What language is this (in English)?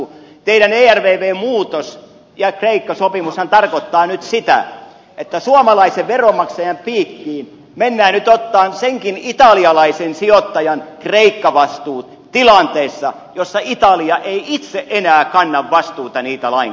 Finnish